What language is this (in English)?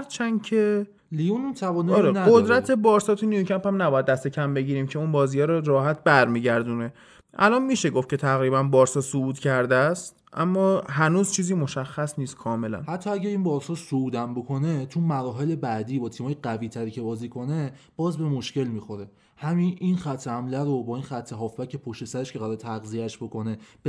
Persian